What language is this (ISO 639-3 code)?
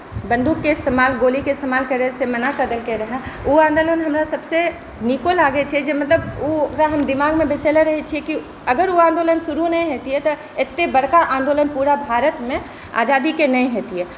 mai